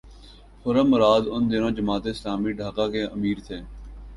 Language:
Urdu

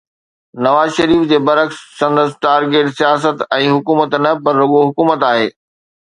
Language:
Sindhi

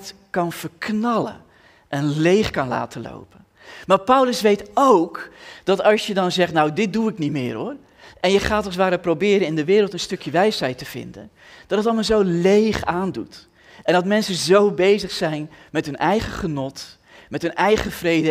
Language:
Dutch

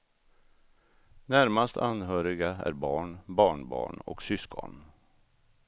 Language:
Swedish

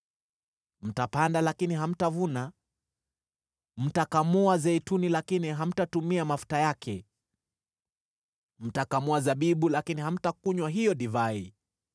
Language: Swahili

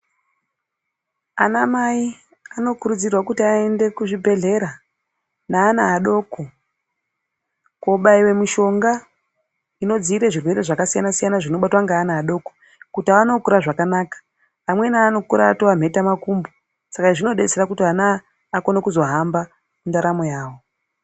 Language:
Ndau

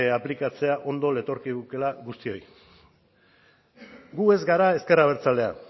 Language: Basque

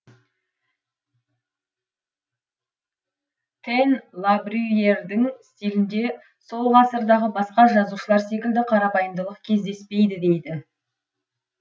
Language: Kazakh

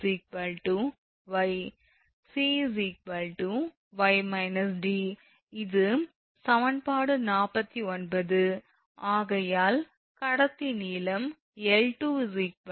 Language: Tamil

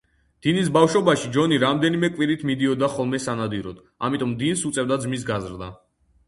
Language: Georgian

